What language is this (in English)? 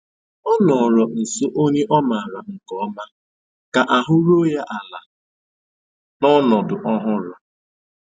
Igbo